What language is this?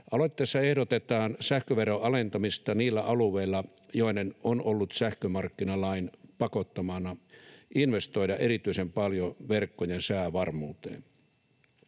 Finnish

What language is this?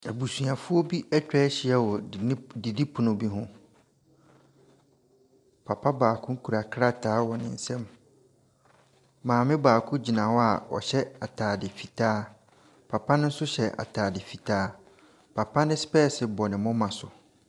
Akan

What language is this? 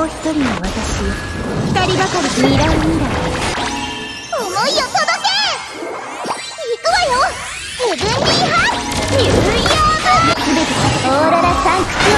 Japanese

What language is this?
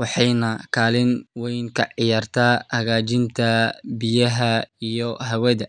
Somali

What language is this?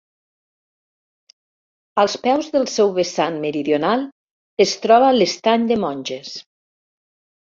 Catalan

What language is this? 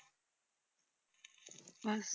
Punjabi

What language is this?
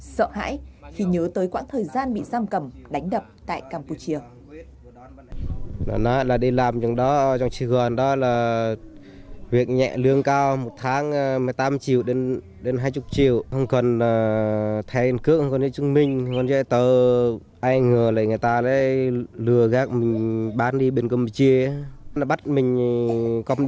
Vietnamese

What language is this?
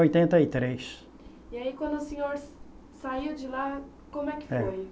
Portuguese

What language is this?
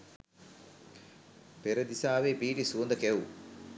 Sinhala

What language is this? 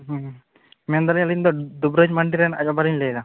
Santali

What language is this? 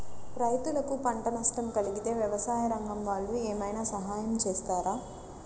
Telugu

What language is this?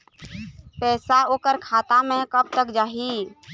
Chhattisgarhi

